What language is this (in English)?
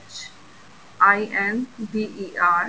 Punjabi